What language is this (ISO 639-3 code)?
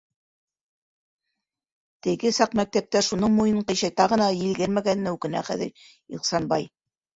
bak